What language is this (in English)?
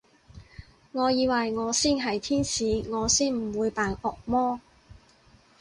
Cantonese